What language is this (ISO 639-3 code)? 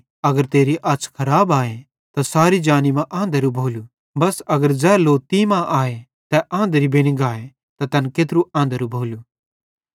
bhd